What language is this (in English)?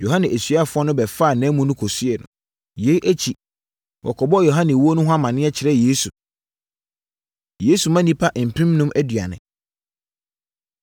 Akan